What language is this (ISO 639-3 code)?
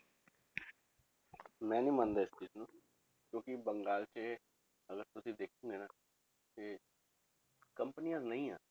pan